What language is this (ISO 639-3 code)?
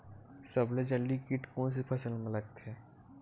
hne